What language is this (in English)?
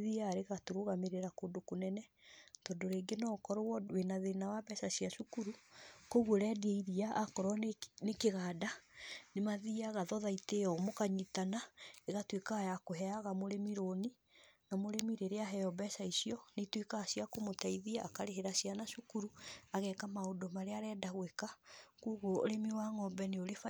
Kikuyu